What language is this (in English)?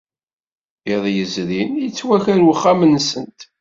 Kabyle